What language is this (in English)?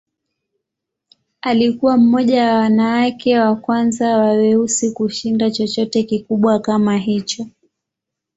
Swahili